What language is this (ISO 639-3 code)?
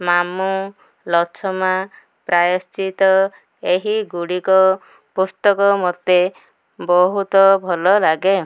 ori